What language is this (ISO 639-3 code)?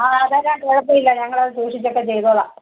mal